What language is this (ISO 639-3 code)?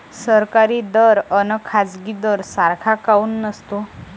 mar